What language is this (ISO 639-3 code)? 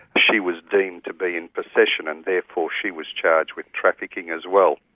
eng